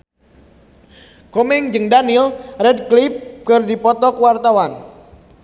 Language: Sundanese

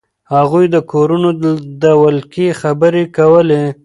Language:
Pashto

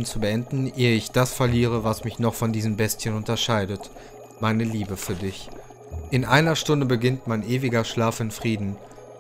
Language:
German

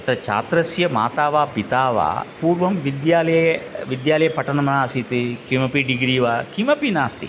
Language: Sanskrit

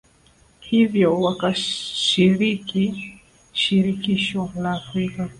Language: Swahili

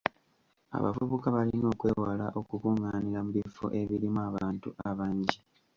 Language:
Ganda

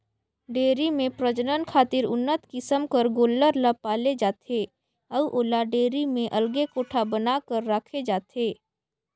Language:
Chhattisgarhi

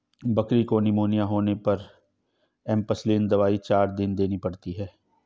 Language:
Hindi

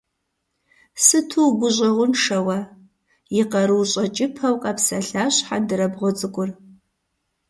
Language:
Kabardian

